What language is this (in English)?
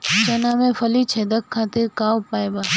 Bhojpuri